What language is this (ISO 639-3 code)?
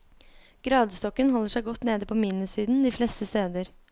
nor